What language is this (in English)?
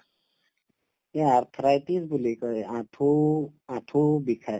Assamese